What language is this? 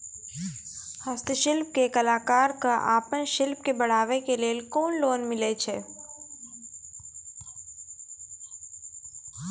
Maithili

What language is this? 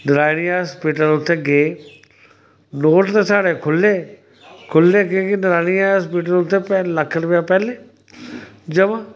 Dogri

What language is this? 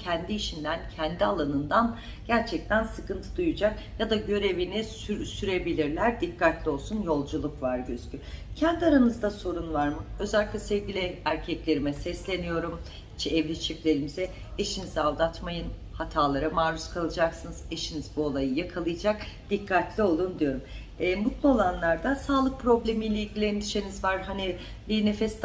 Turkish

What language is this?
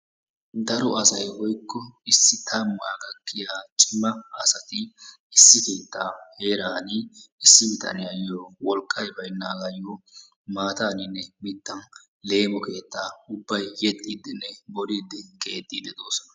Wolaytta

